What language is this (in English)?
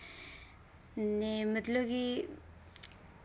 Dogri